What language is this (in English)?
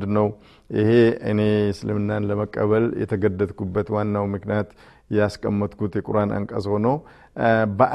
Amharic